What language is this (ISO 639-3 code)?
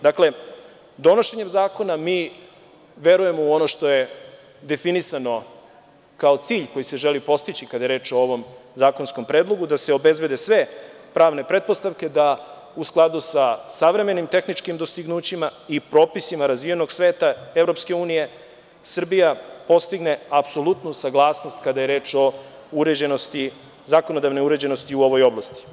srp